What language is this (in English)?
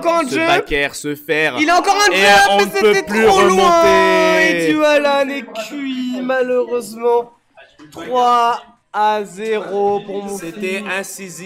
French